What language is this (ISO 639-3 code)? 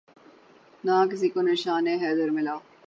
urd